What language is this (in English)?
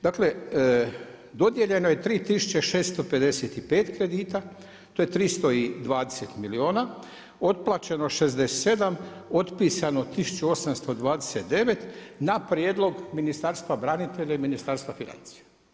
Croatian